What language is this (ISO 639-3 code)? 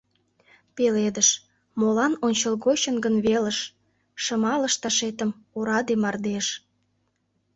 chm